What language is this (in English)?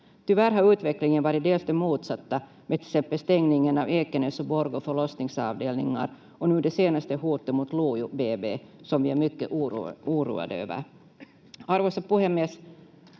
Finnish